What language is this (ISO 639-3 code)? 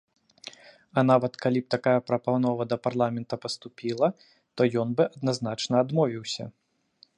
bel